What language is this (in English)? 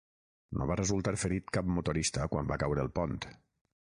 Catalan